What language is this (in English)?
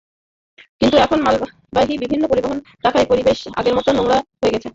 Bangla